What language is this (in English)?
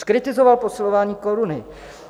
Czech